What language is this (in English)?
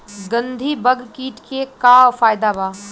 Bhojpuri